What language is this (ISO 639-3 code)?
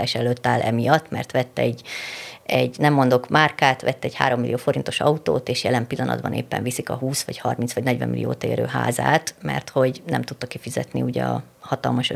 hun